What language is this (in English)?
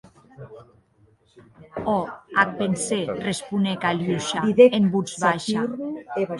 Occitan